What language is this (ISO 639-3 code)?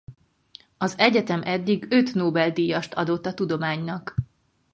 hun